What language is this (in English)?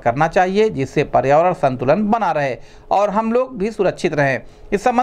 Hindi